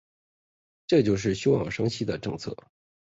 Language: Chinese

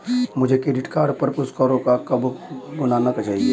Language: Hindi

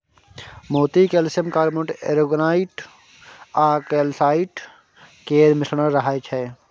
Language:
Maithili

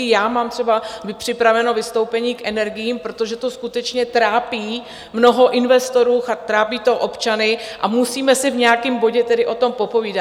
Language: Czech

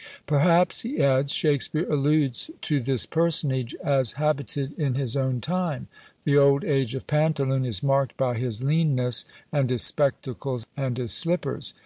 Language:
English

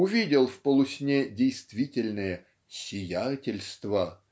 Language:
Russian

